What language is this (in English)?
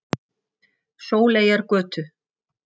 Icelandic